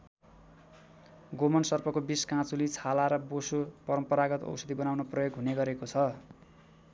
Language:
Nepali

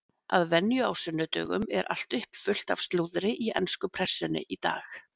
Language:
Icelandic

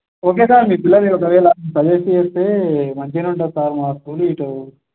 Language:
Telugu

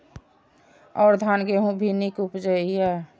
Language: Maithili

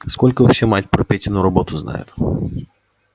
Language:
Russian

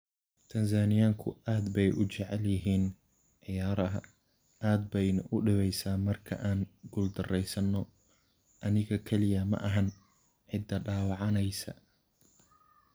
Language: Somali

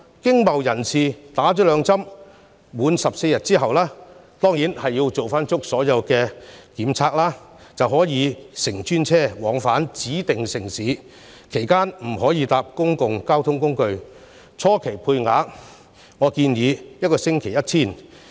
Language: Cantonese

